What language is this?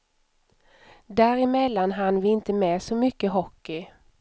Swedish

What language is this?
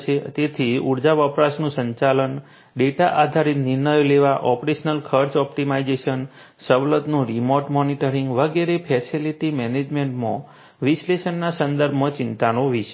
Gujarati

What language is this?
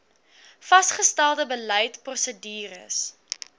Afrikaans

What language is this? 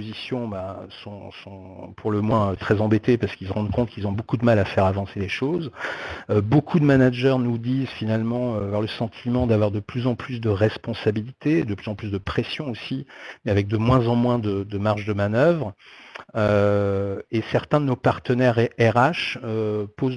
French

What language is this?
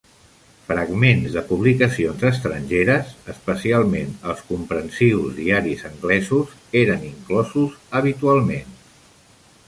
Catalan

